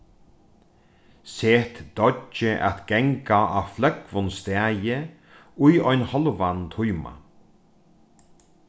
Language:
Faroese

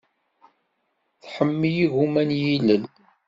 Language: Kabyle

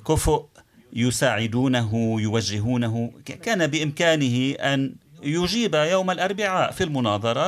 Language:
Arabic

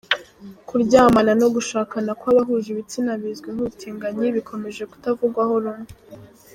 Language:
Kinyarwanda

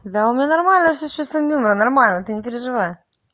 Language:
Russian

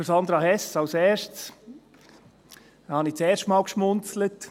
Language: Swiss German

